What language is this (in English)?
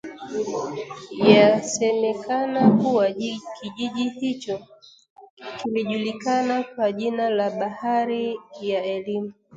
Swahili